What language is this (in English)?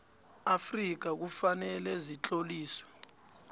South Ndebele